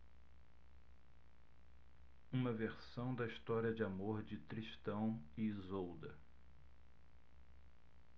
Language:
Portuguese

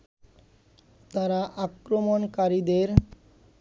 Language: Bangla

